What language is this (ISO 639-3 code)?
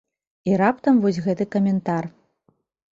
bel